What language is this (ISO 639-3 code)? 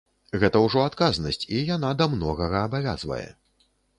bel